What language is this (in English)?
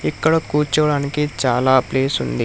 Telugu